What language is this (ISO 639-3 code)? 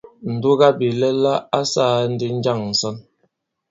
abb